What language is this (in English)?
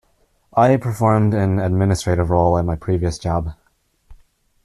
English